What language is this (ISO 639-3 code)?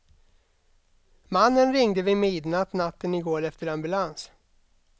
swe